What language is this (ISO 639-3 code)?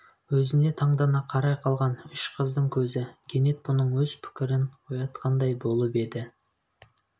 kaz